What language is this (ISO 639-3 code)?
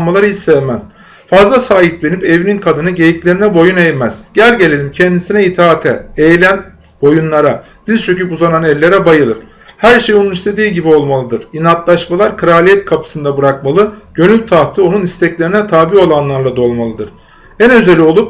tur